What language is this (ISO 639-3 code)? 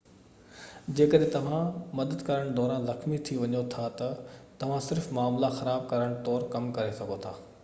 snd